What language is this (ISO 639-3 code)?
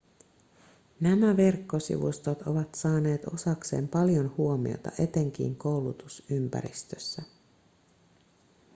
fin